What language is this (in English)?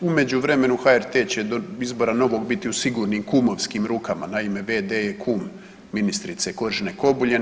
Croatian